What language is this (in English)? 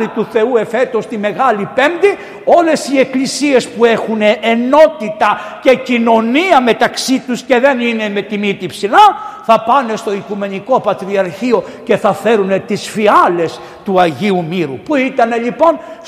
Greek